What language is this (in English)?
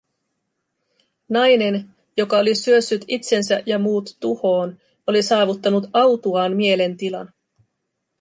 Finnish